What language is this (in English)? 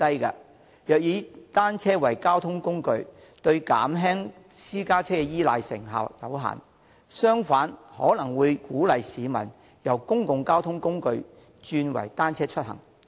Cantonese